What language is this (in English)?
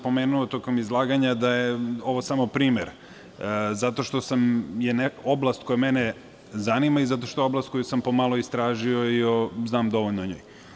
Serbian